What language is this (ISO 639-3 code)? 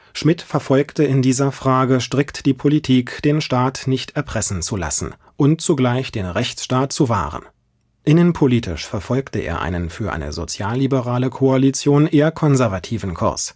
deu